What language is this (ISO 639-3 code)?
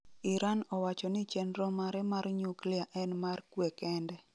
luo